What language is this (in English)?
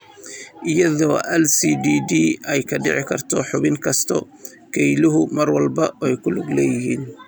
Somali